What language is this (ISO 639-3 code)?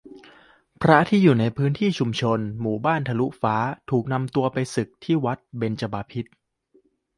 tha